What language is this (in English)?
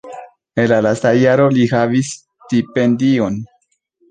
Esperanto